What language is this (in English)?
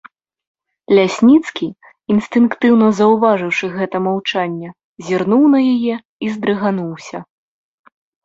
Belarusian